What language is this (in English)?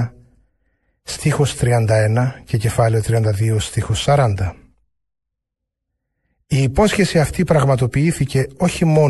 Greek